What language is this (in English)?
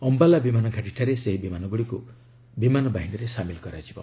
Odia